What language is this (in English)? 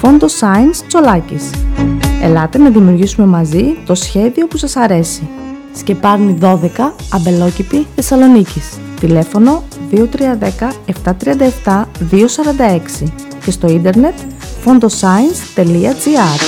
Greek